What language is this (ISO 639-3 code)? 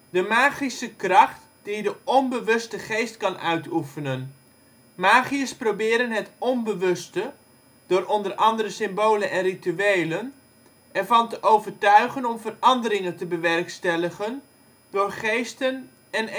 nld